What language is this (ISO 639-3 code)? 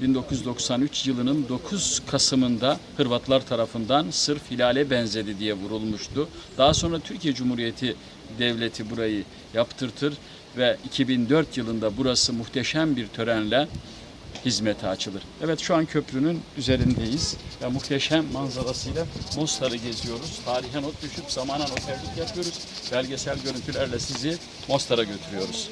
tur